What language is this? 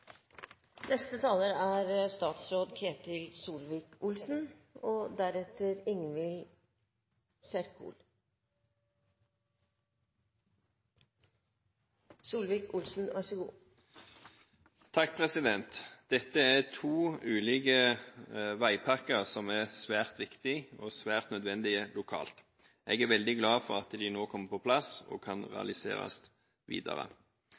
Norwegian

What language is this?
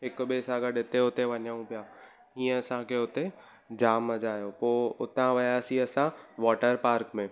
Sindhi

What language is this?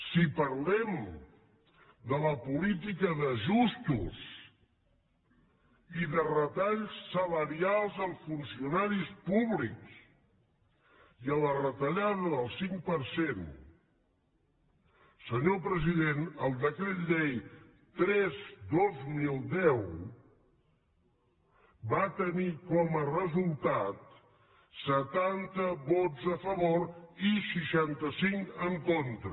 Catalan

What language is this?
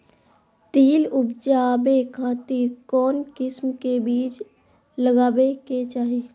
Magahi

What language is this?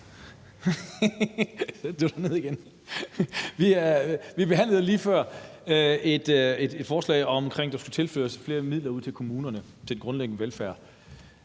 Danish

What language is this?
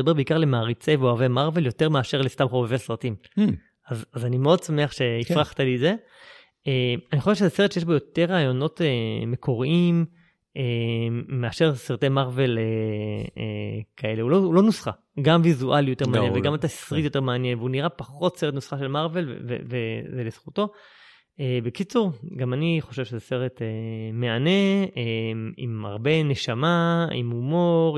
Hebrew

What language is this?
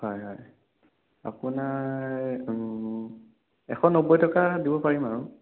Assamese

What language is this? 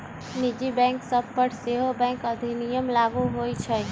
Magahi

